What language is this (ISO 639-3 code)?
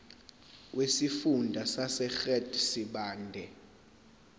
zul